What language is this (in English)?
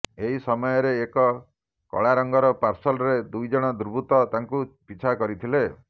Odia